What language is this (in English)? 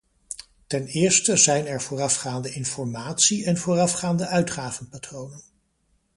Dutch